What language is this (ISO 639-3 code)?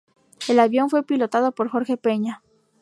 spa